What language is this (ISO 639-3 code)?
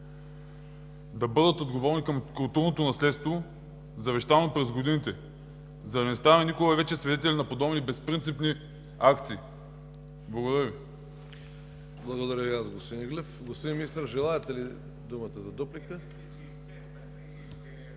bul